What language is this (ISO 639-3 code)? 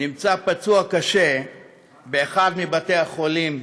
heb